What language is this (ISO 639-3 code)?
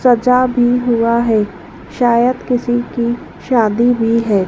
hin